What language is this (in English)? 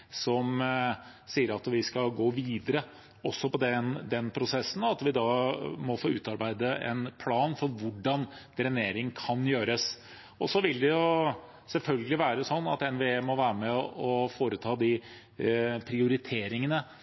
Norwegian Bokmål